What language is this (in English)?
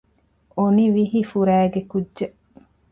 Divehi